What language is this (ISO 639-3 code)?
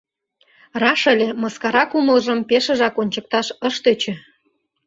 chm